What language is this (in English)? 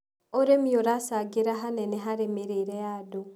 Kikuyu